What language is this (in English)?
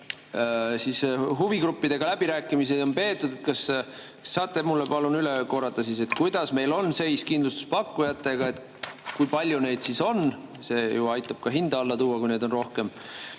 Estonian